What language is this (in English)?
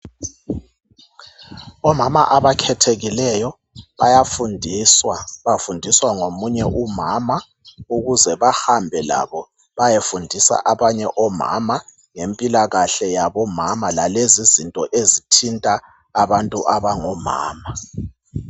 North Ndebele